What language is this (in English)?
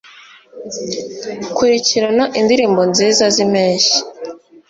Kinyarwanda